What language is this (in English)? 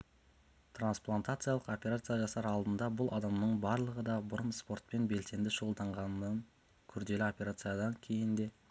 Kazakh